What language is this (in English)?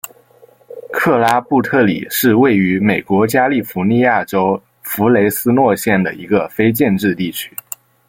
Chinese